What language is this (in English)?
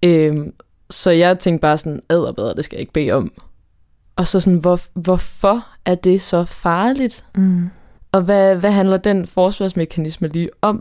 Danish